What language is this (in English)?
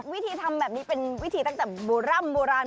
Thai